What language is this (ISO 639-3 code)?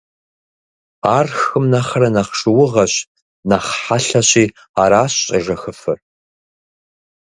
kbd